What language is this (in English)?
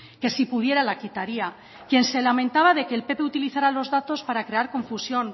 Spanish